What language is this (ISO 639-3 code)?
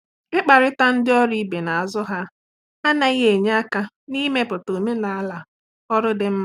ibo